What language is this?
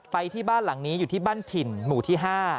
Thai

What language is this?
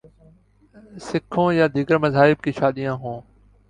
Urdu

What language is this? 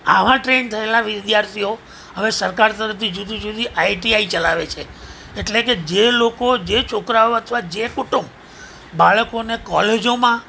Gujarati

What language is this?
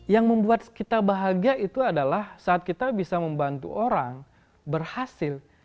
Indonesian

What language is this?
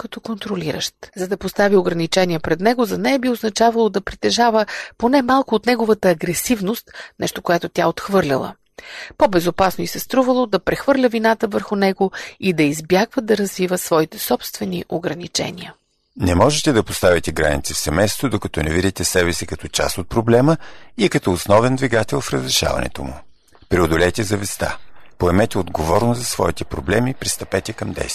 Bulgarian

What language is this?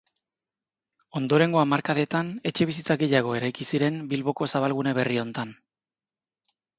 Basque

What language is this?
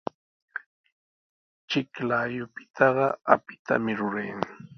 Sihuas Ancash Quechua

